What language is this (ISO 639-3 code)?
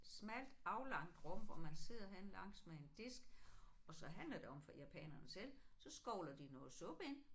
dan